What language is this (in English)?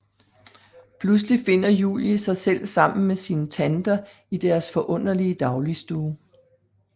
Danish